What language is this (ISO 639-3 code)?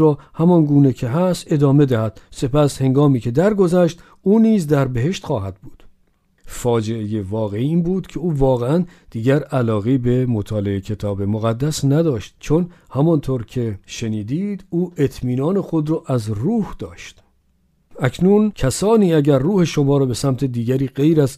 fas